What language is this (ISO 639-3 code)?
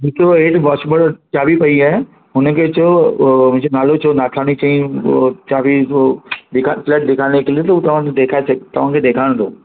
snd